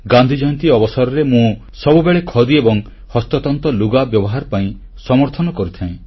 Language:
Odia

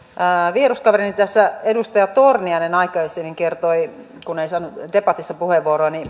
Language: Finnish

